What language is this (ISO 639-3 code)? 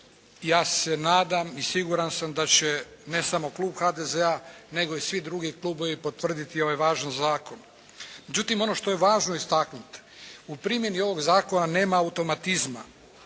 hrv